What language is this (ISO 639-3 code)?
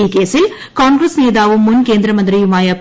mal